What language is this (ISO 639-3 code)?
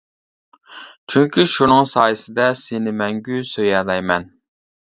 uig